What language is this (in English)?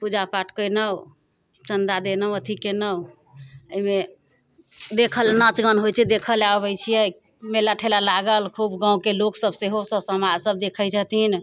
Maithili